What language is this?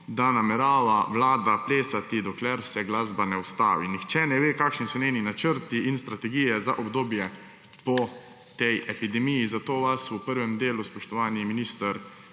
Slovenian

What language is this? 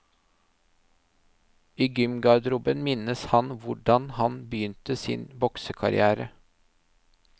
Norwegian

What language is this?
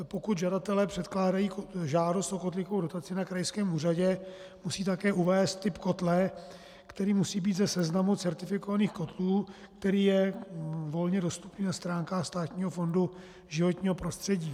Czech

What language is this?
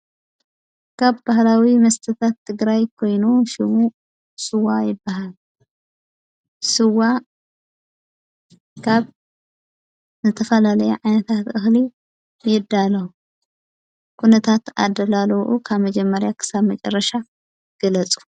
Tigrinya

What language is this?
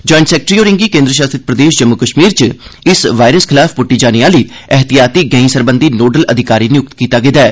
Dogri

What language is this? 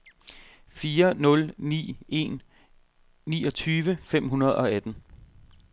Danish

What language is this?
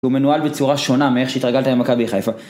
Hebrew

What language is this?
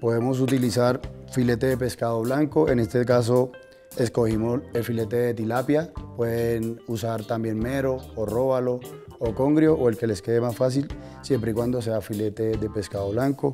Spanish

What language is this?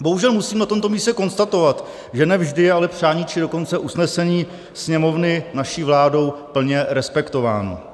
Czech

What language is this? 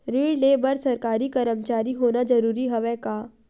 Chhattisgarhi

